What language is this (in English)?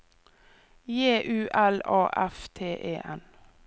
Norwegian